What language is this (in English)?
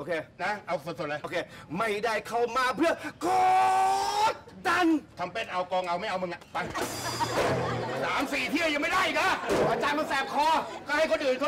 Thai